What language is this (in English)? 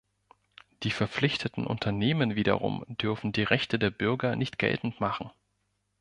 German